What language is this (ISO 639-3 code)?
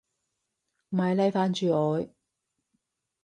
yue